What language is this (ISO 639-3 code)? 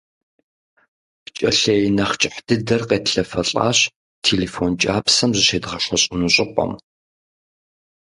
kbd